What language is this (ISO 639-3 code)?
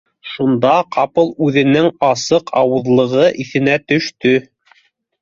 bak